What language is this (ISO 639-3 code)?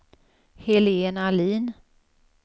swe